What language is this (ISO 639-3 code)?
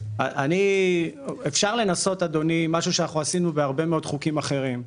heb